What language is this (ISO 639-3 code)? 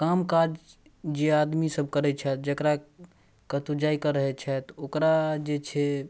mai